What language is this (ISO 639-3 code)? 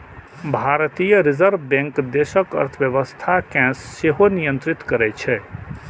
mai